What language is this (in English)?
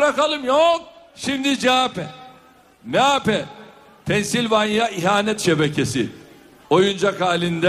Turkish